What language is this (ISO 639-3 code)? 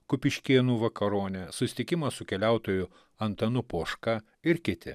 lit